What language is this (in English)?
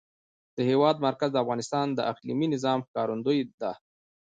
Pashto